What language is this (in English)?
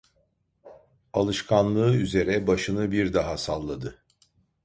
Turkish